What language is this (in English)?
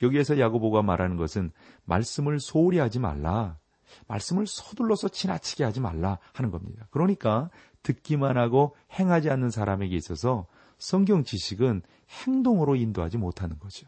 Korean